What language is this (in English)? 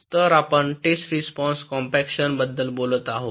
Marathi